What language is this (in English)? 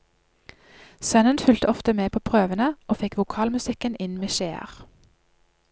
Norwegian